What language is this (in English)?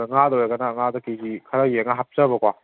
Manipuri